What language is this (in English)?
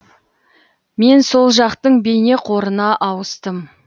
Kazakh